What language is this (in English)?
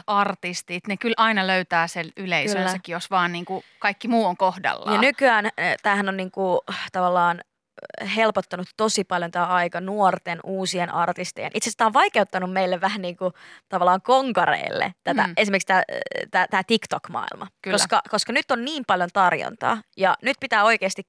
Finnish